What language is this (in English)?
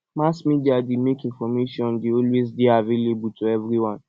Nigerian Pidgin